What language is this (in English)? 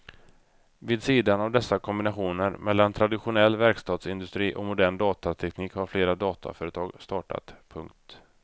Swedish